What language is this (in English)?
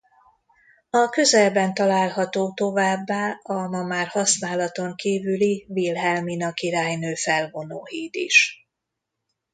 Hungarian